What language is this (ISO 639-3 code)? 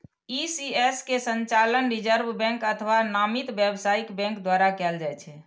mai